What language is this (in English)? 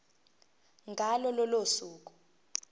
Zulu